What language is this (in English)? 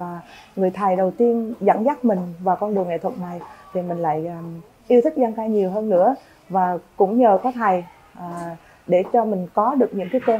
Vietnamese